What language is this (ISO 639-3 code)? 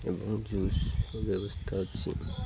ori